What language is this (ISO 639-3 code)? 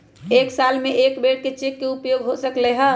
mag